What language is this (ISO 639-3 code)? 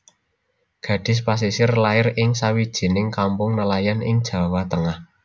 jav